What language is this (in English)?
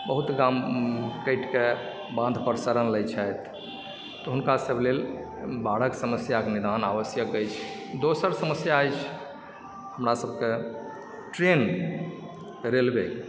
Maithili